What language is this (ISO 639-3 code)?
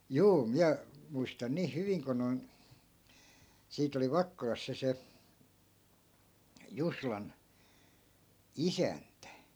fin